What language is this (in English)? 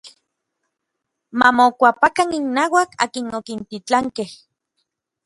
Orizaba Nahuatl